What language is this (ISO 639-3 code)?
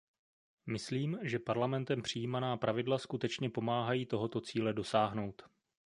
ces